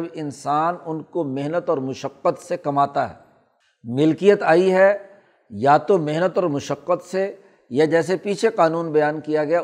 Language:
Urdu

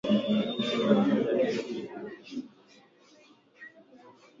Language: Swahili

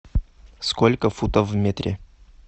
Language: Russian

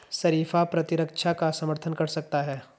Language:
Hindi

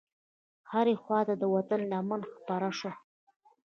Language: Pashto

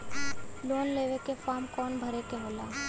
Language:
Bhojpuri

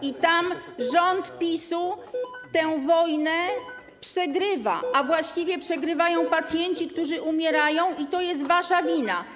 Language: Polish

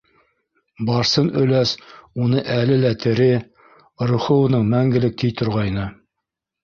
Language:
Bashkir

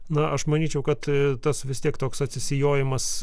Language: Lithuanian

